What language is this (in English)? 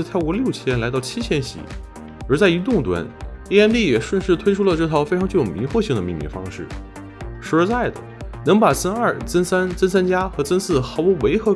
Chinese